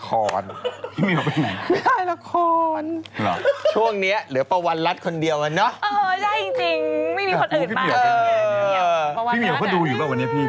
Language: Thai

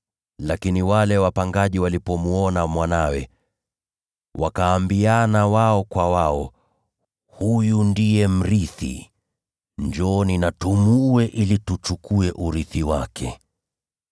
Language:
Swahili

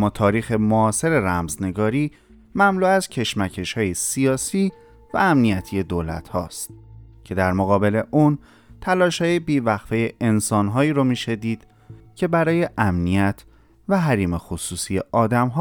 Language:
Persian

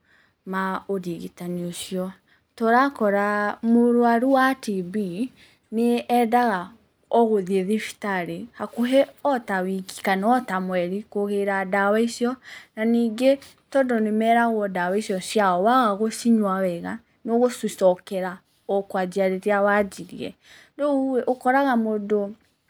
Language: Kikuyu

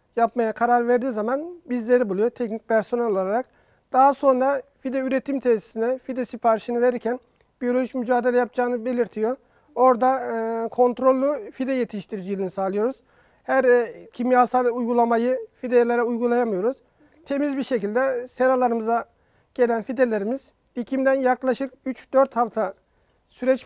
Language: Turkish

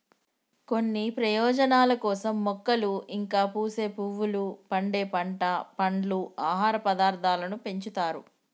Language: Telugu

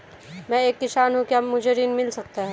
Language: Hindi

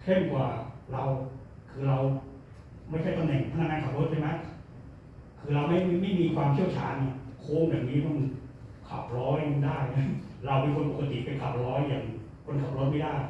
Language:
Thai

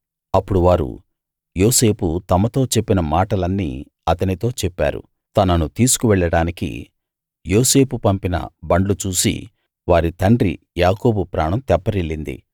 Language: Telugu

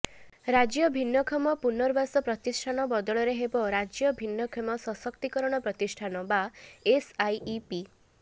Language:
Odia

